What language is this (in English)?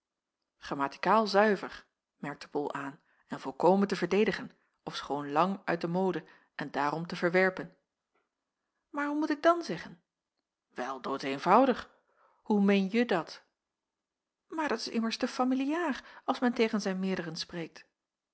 Dutch